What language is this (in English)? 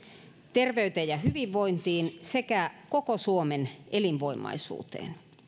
Finnish